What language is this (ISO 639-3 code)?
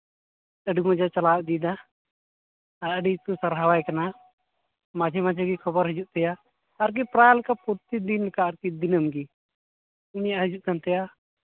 sat